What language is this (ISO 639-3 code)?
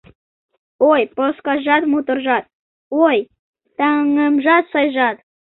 chm